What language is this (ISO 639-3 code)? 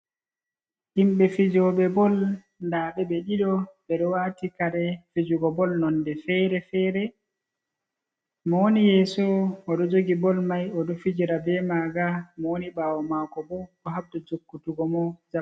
ful